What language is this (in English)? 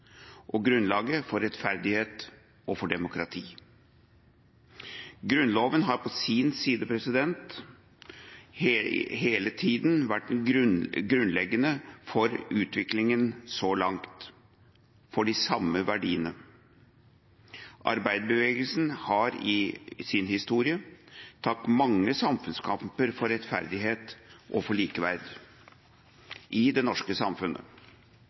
Norwegian Bokmål